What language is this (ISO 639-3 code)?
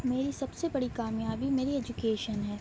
urd